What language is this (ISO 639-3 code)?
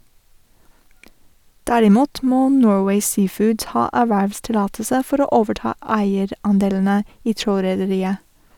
nor